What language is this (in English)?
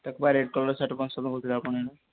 Odia